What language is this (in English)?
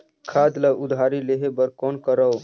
Chhattisgarhi